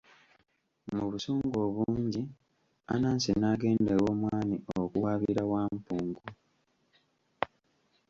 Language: Ganda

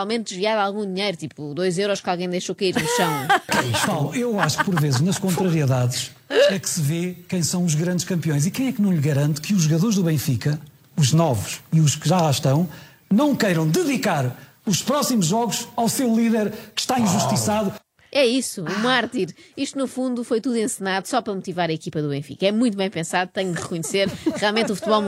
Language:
Portuguese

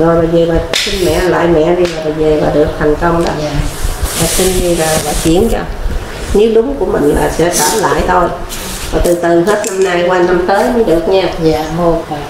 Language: Vietnamese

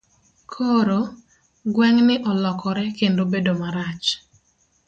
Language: Luo (Kenya and Tanzania)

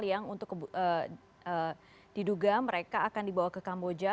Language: Indonesian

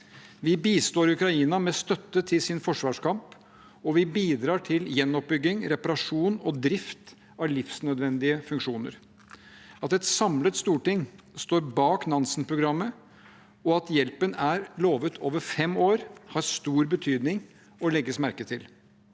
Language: Norwegian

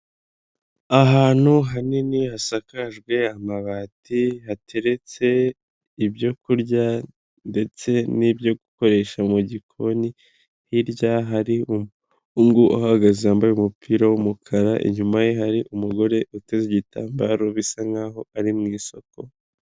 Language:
Kinyarwanda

